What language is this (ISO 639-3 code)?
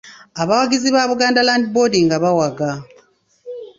lug